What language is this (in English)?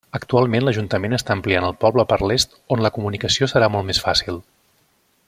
Catalan